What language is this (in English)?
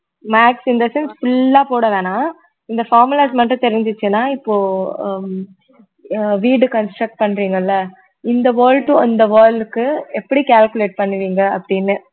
Tamil